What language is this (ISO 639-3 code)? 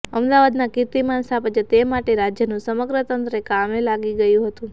guj